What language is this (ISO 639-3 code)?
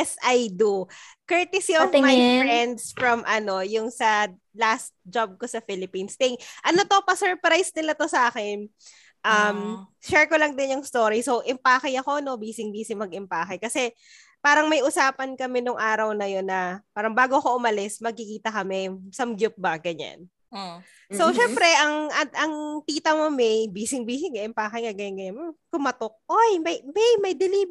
fil